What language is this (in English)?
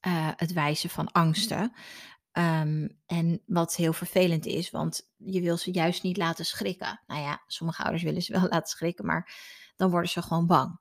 Dutch